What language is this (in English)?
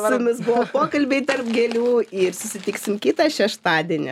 Lithuanian